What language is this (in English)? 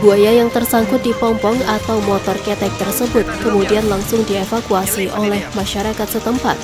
Indonesian